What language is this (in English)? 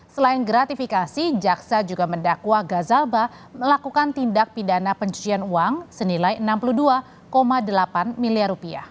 Indonesian